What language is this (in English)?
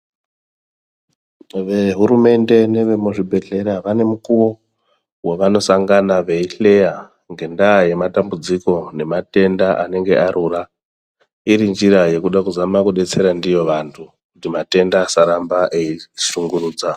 Ndau